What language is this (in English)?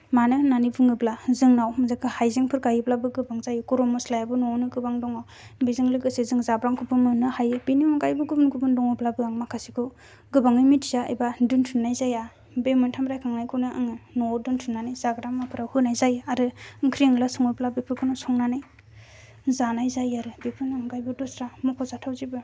Bodo